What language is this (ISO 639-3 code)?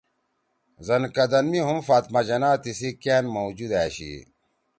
trw